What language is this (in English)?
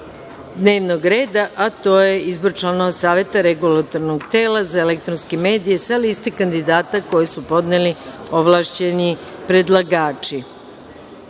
Serbian